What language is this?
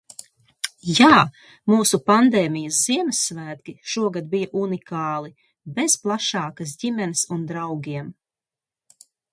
Latvian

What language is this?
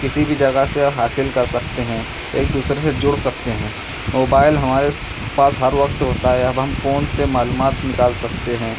Urdu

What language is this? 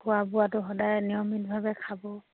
Assamese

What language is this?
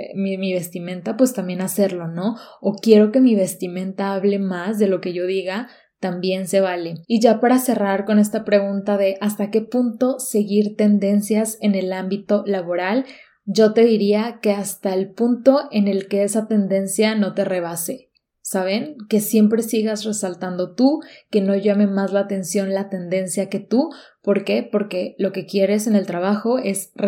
Spanish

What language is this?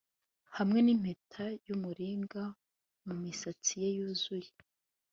Kinyarwanda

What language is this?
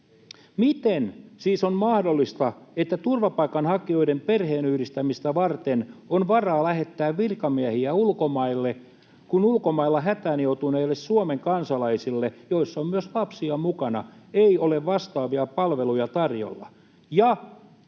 Finnish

